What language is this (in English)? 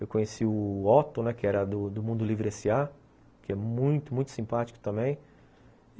Portuguese